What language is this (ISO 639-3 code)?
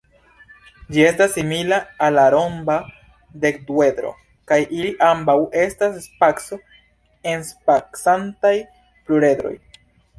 epo